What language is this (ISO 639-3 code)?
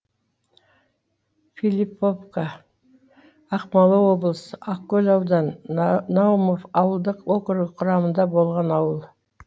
kaz